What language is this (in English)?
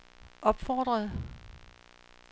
Danish